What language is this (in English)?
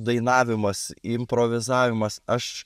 Lithuanian